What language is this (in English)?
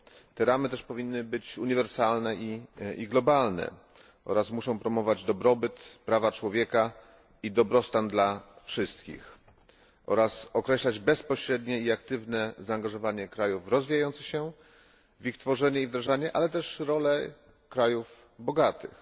Polish